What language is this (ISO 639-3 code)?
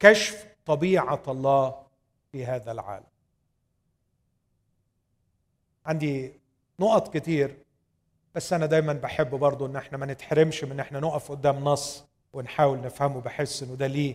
ara